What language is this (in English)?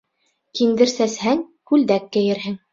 Bashkir